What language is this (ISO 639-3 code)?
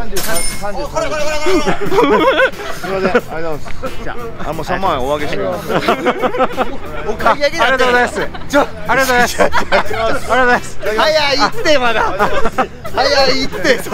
jpn